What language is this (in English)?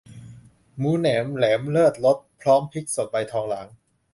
Thai